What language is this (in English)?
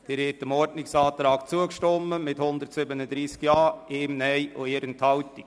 Swiss German